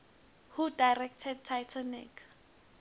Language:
Swati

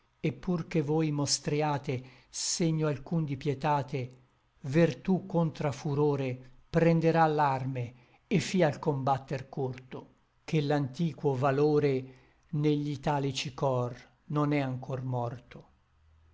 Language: Italian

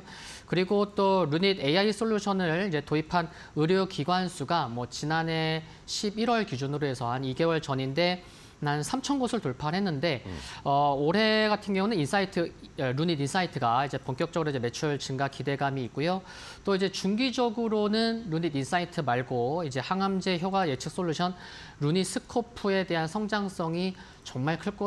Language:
Korean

